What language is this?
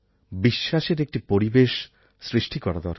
Bangla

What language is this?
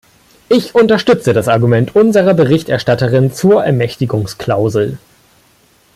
German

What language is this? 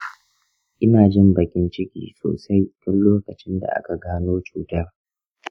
Hausa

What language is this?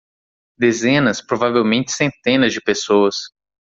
Portuguese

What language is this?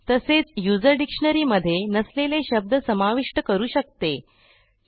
Marathi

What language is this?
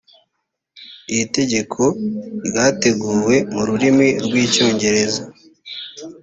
Kinyarwanda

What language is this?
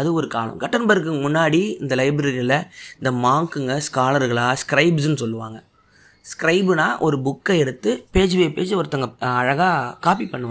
Tamil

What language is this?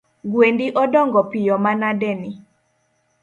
Luo (Kenya and Tanzania)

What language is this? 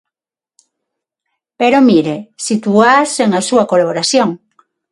Galician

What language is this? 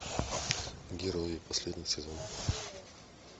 Russian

